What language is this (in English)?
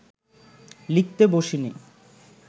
Bangla